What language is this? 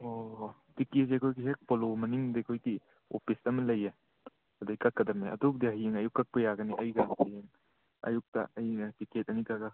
Manipuri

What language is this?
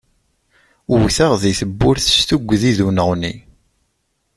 Kabyle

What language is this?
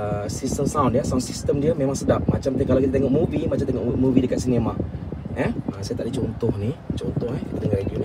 Malay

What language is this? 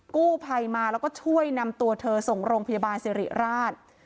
Thai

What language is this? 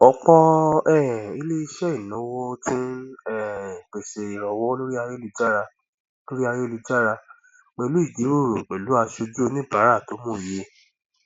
Yoruba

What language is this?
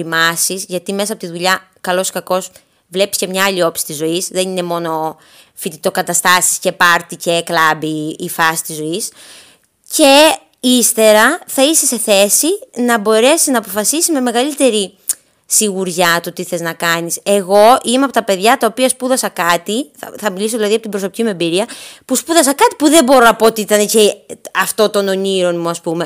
Greek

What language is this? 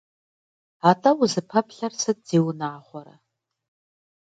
Kabardian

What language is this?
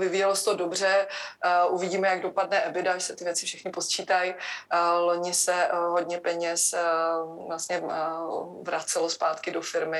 Czech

